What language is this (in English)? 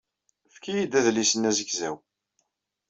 Kabyle